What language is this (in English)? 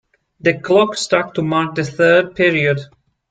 English